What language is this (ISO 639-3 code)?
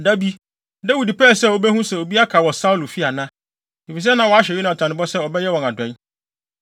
aka